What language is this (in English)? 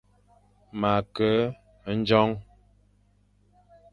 Fang